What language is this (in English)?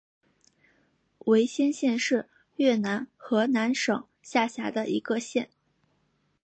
Chinese